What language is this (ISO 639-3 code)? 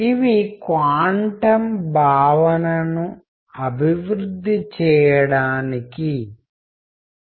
tel